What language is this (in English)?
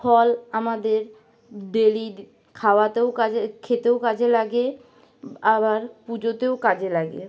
Bangla